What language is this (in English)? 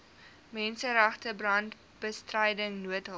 Afrikaans